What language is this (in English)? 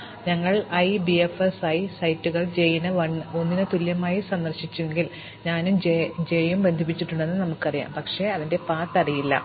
Malayalam